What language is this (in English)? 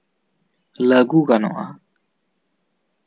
Santali